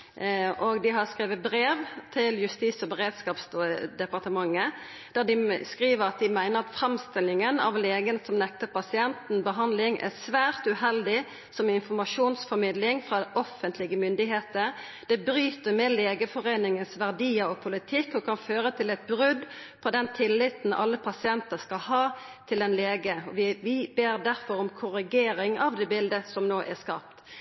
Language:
Norwegian Nynorsk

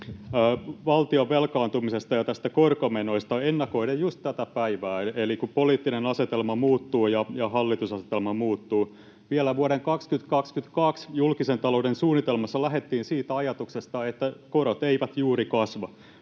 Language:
Finnish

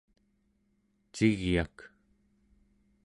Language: Central Yupik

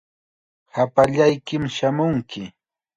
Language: Chiquián Ancash Quechua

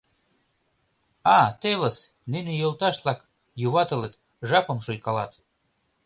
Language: Mari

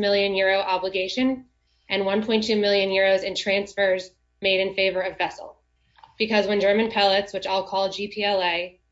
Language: English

